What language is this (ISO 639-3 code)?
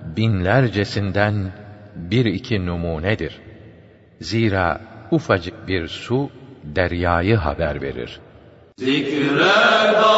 tur